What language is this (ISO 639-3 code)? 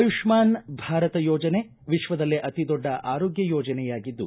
kan